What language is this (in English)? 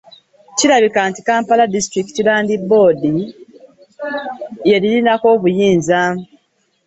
Ganda